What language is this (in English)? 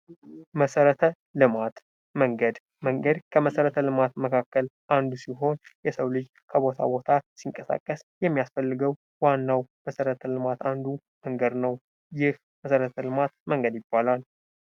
Amharic